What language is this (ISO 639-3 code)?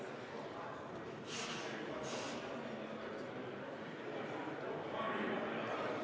est